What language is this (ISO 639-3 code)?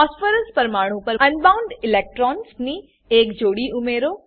guj